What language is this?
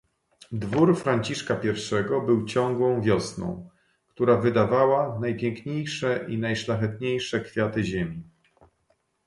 Polish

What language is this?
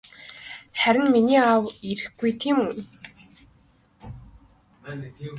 Mongolian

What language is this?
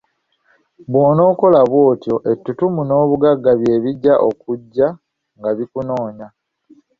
Ganda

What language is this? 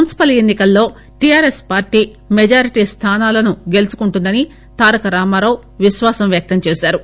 Telugu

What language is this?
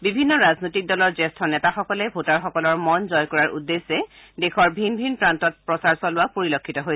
Assamese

